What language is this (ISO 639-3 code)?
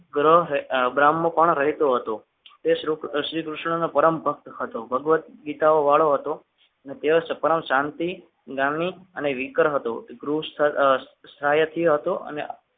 guj